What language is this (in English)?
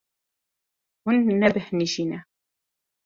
Kurdish